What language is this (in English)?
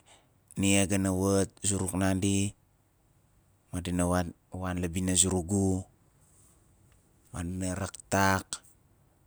Nalik